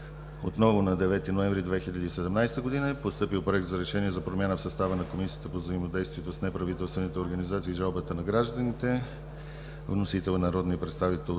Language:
Bulgarian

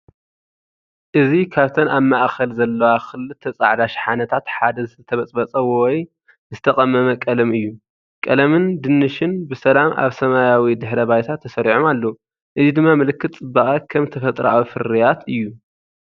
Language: Tigrinya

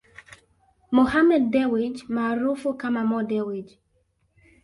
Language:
Swahili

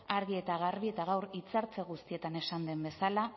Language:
Basque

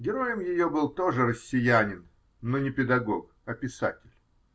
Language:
Russian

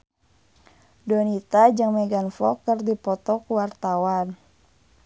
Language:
Sundanese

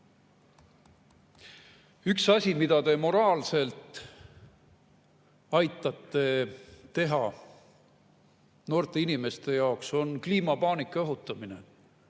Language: Estonian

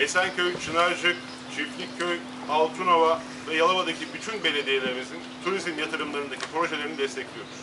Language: Turkish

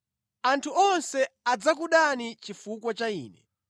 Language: Nyanja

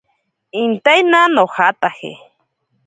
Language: Ashéninka Perené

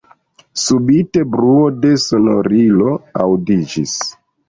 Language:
Esperanto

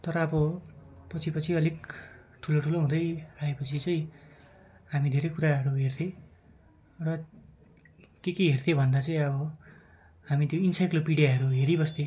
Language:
Nepali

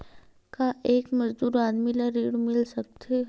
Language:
Chhattisgarhi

